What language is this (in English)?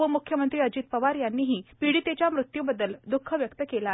Marathi